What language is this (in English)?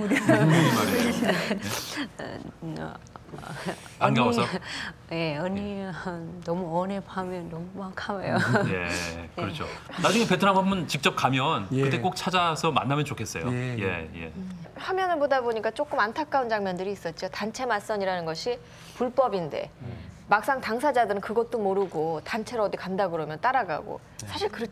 Korean